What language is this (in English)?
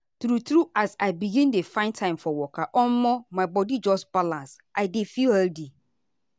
Nigerian Pidgin